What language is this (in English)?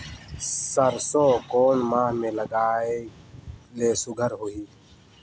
Chhattisgarhi